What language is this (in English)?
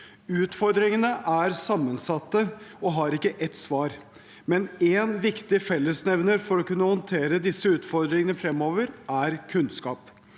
Norwegian